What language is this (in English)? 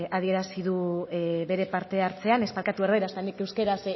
Basque